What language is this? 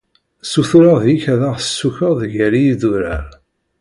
Kabyle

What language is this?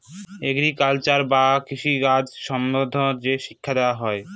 Bangla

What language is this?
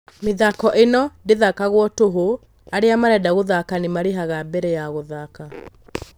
Kikuyu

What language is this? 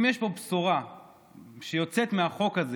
Hebrew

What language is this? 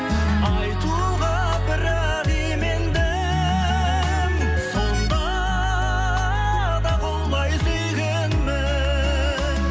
Kazakh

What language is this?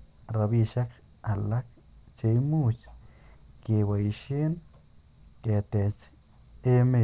Kalenjin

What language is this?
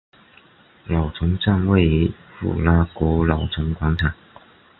Chinese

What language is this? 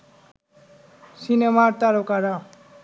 Bangla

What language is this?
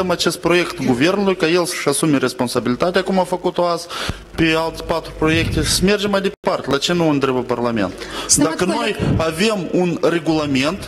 Romanian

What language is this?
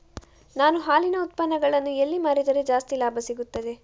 Kannada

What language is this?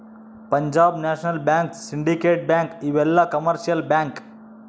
Kannada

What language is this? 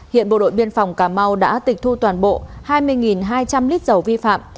Vietnamese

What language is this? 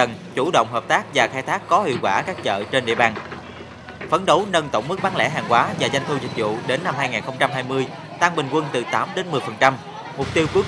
Vietnamese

